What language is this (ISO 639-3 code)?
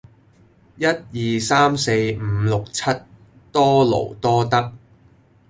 yue